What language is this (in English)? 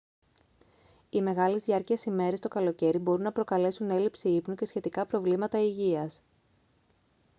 Greek